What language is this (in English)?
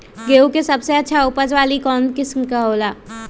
Magahi